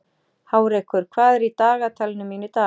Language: Icelandic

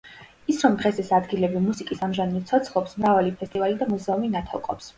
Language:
Georgian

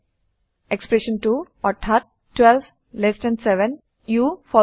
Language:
Assamese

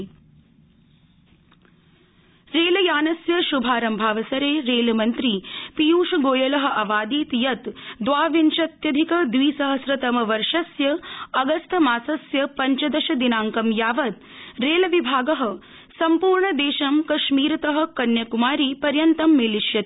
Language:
Sanskrit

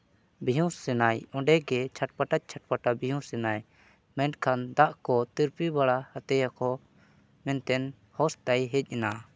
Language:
Santali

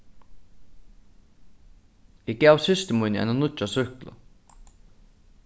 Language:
Faroese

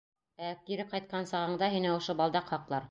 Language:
Bashkir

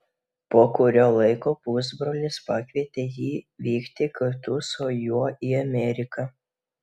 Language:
Lithuanian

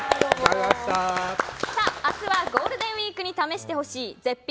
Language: Japanese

